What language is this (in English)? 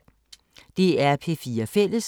Danish